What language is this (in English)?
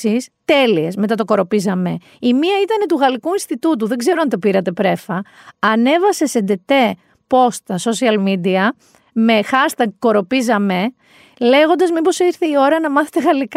Greek